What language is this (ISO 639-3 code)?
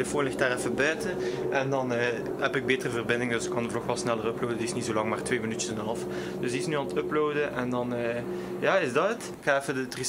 nld